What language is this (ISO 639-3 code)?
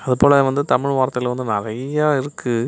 tam